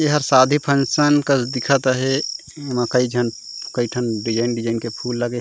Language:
Chhattisgarhi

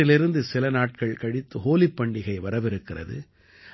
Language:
Tamil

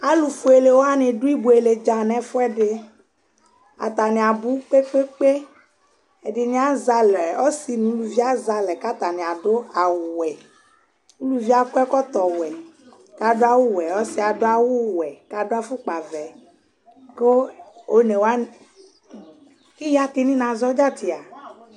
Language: Ikposo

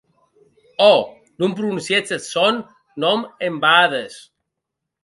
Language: Occitan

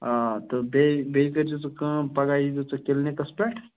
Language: Kashmiri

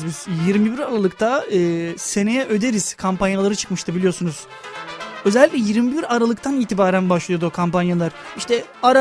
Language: Turkish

